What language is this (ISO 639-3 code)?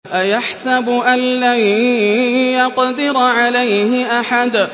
ara